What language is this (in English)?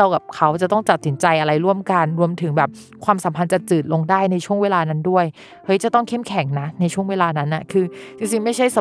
Thai